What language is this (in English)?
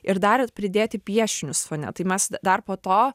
Lithuanian